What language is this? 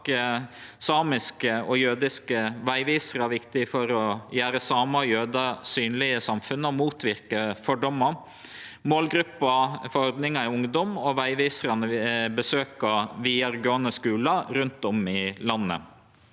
Norwegian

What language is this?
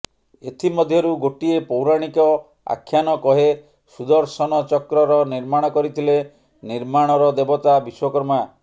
Odia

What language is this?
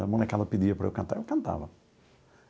Portuguese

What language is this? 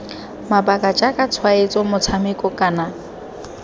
Tswana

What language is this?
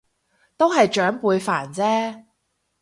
Cantonese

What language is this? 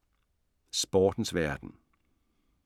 Danish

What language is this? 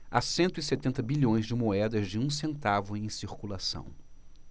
Portuguese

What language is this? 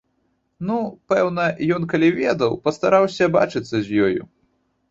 Belarusian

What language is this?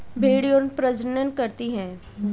Hindi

